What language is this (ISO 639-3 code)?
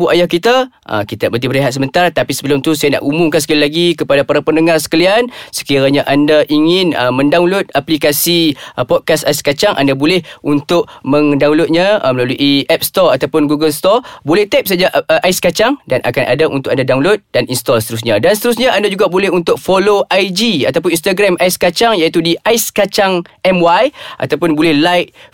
msa